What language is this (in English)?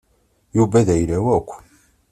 Kabyle